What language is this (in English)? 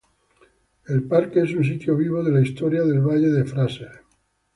Spanish